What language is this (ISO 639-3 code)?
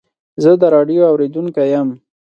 pus